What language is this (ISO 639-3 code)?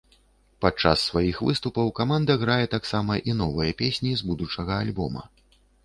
bel